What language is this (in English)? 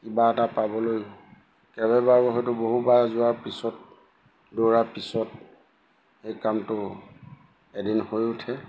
Assamese